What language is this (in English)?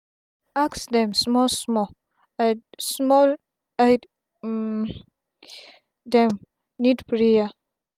Nigerian Pidgin